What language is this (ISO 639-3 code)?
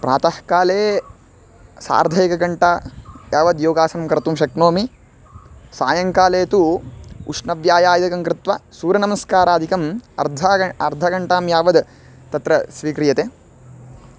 san